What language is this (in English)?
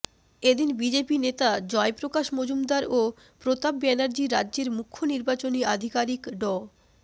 Bangla